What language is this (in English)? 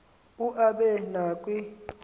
Xhosa